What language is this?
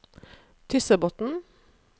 Norwegian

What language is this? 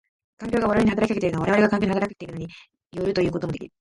Japanese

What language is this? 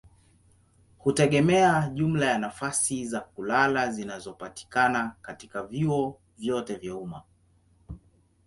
Swahili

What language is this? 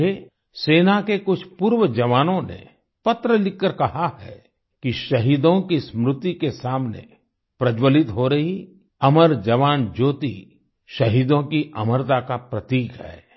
Hindi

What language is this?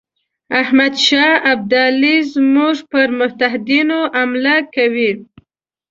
Pashto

